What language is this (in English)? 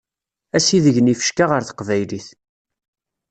Kabyle